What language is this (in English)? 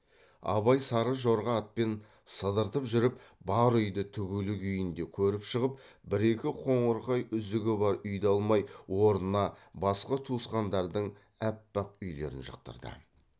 Kazakh